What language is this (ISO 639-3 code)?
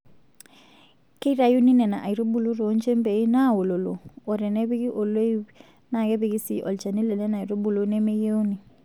mas